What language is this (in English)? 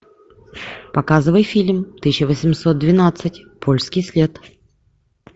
Russian